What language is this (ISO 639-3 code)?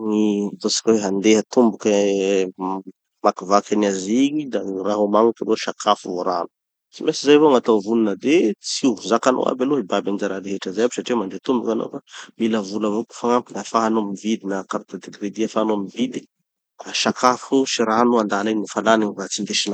txy